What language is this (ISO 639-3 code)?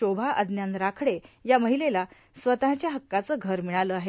mar